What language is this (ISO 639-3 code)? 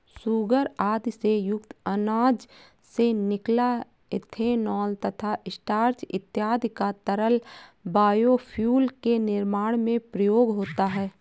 hin